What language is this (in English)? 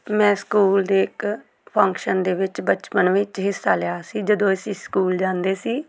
Punjabi